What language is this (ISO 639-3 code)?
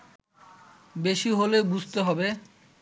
ben